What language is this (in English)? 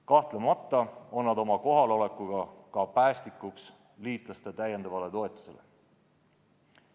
Estonian